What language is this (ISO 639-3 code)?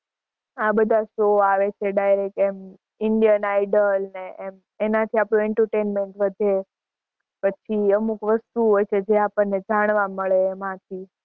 guj